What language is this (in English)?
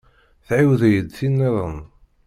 Kabyle